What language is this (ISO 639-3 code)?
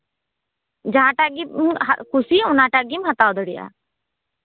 sat